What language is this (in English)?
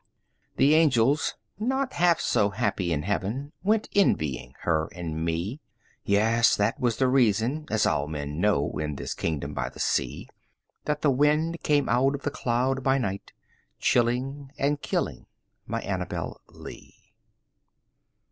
English